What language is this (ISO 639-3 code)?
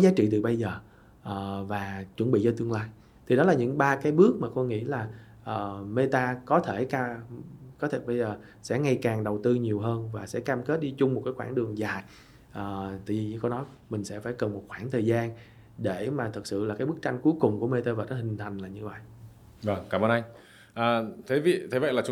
vie